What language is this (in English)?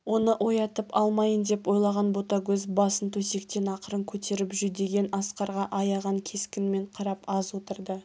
Kazakh